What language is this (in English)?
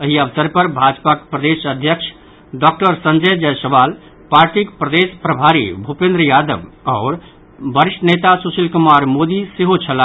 Maithili